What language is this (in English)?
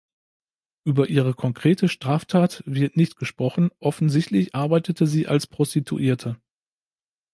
German